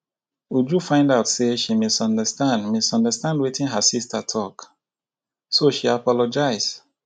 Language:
Nigerian Pidgin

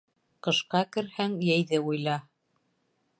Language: Bashkir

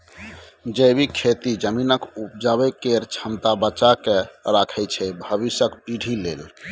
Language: Maithili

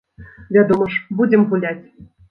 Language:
Belarusian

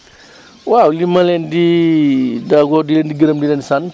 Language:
Wolof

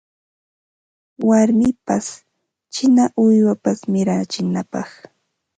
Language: Ambo-Pasco Quechua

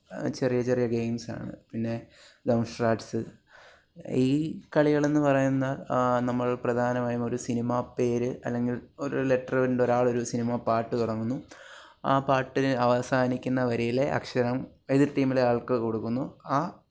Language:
Malayalam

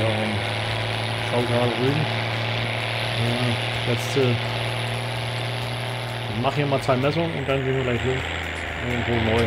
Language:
German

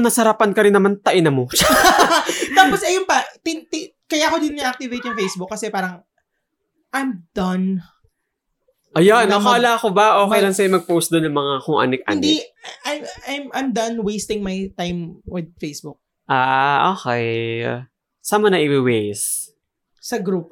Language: Filipino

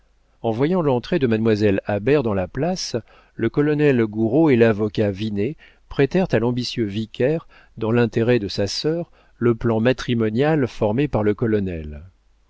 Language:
French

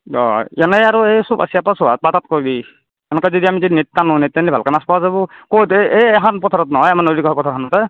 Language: Assamese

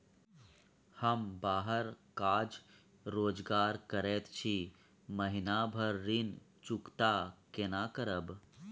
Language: Maithili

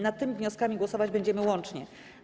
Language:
Polish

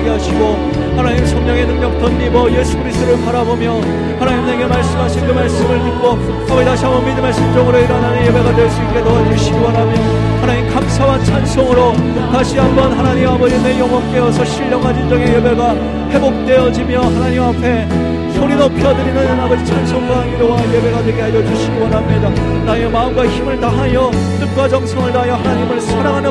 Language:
Korean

